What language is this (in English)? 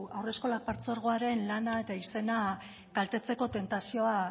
Basque